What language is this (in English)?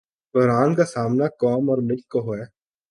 Urdu